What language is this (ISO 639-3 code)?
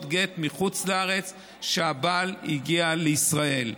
heb